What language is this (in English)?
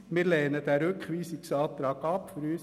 Swiss German